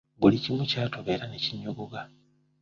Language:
Ganda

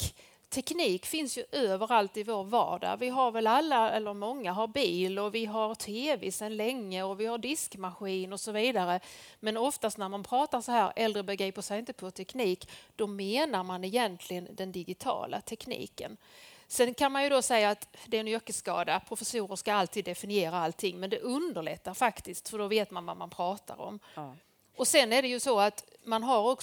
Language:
Swedish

